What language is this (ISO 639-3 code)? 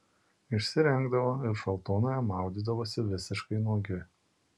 lit